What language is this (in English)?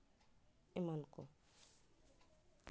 Santali